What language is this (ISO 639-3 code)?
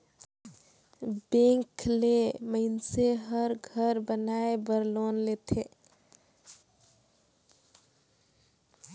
hne